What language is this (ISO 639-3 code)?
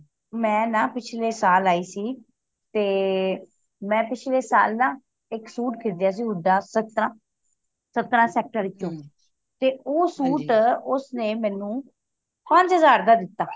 pan